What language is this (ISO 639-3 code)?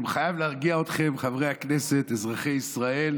heb